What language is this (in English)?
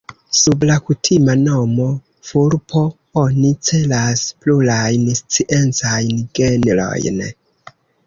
Esperanto